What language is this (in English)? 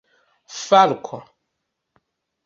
Esperanto